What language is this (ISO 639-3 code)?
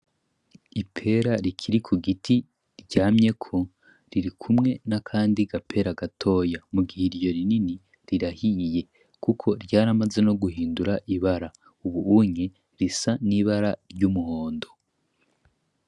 run